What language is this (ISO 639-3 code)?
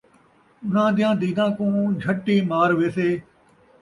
skr